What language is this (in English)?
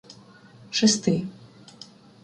Ukrainian